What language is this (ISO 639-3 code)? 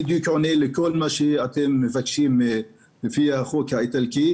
heb